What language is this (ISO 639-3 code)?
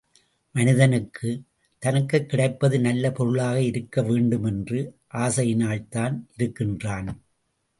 tam